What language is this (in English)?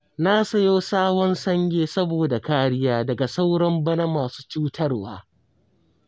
Hausa